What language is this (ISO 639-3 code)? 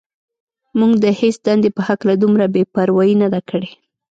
pus